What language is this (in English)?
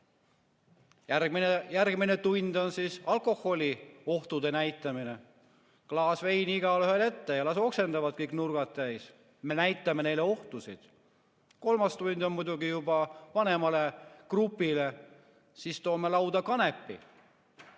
Estonian